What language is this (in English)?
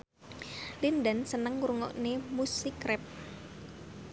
Javanese